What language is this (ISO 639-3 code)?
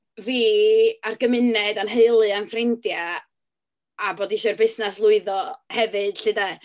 cym